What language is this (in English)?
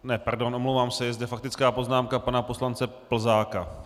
Czech